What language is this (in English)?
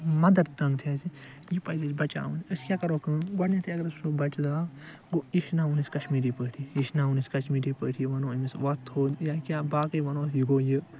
Kashmiri